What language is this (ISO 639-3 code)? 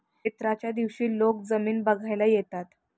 mar